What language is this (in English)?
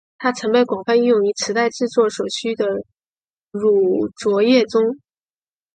Chinese